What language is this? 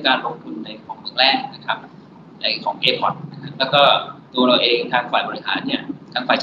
Thai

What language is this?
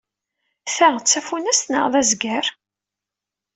Kabyle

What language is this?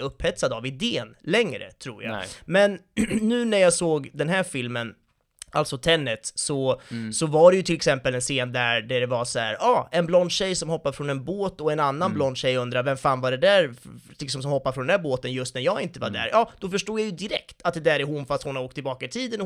Swedish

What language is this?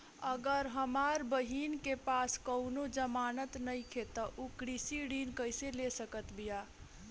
Bhojpuri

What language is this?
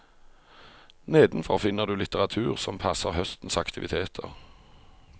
Norwegian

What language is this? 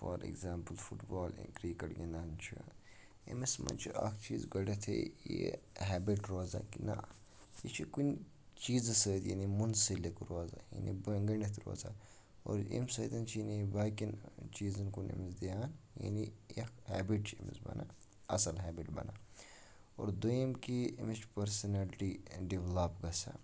Kashmiri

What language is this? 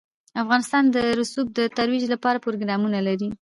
Pashto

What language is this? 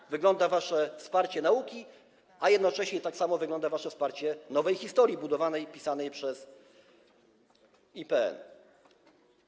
Polish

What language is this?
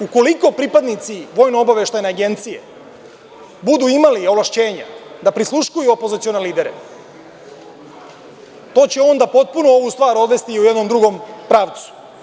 Serbian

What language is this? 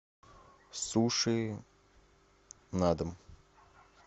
Russian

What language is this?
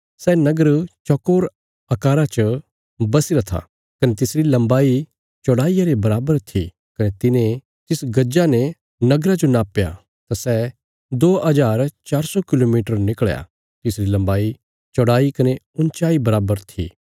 Bilaspuri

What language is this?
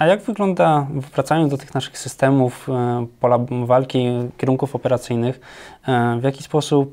Polish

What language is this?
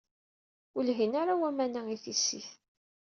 Kabyle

